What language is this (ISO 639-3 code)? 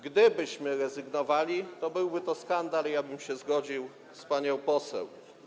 pol